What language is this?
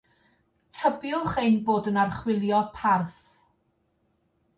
Welsh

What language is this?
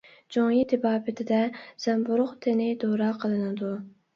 Uyghur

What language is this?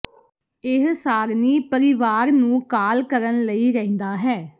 Punjabi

